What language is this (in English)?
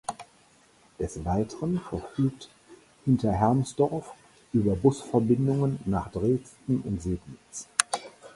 German